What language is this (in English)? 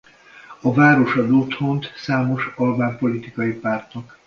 Hungarian